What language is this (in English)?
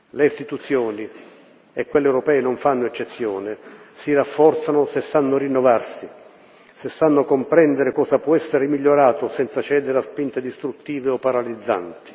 Italian